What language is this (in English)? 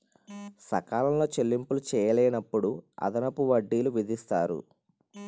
Telugu